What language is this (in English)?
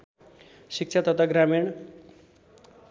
Nepali